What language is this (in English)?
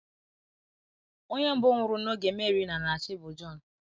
Igbo